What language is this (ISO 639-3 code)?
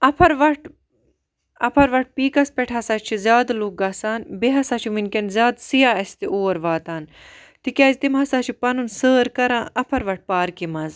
kas